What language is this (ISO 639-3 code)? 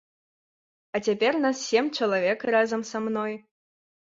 bel